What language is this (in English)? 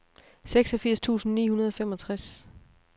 Danish